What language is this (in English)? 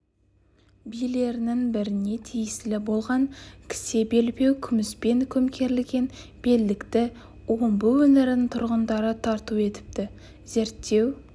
Kazakh